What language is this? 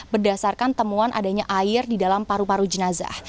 Indonesian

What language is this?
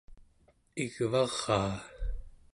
Central Yupik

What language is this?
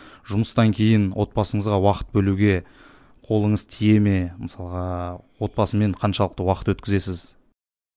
Kazakh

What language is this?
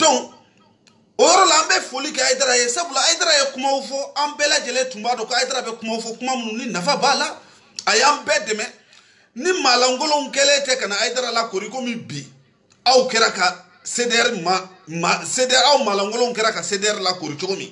French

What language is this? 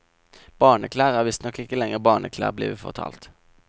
Norwegian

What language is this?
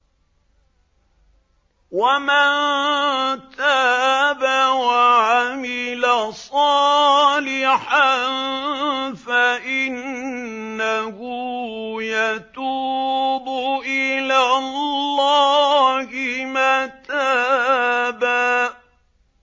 Arabic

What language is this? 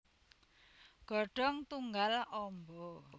Javanese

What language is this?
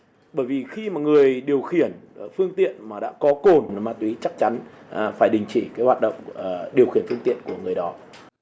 Vietnamese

